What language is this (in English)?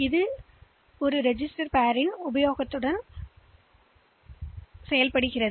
Tamil